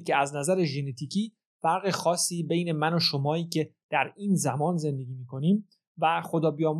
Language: Persian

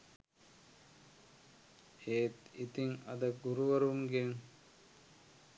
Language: Sinhala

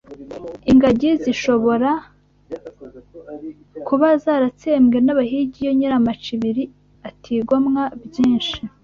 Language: Kinyarwanda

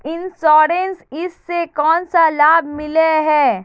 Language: Magahi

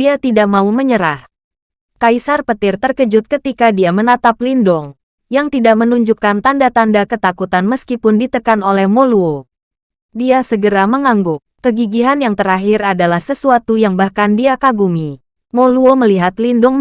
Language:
Indonesian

